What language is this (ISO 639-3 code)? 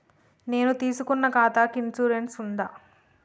tel